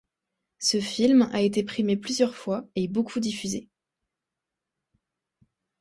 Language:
French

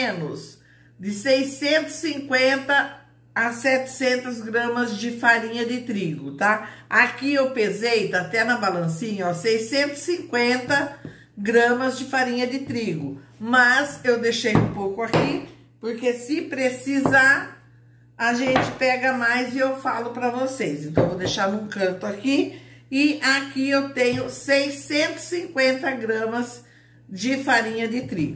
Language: Portuguese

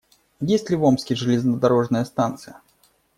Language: Russian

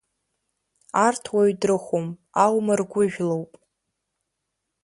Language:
Abkhazian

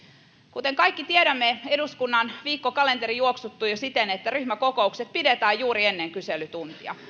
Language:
Finnish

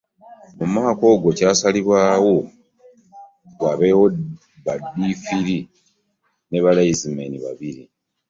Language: Ganda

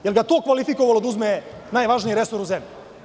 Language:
Serbian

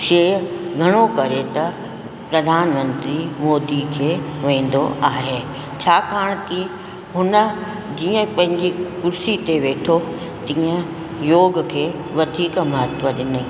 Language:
Sindhi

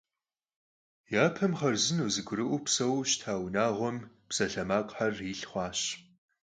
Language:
Kabardian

